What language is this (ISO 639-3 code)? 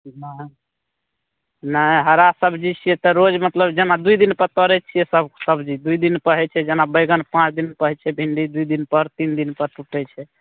mai